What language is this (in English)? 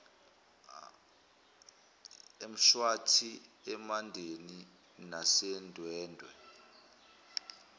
Zulu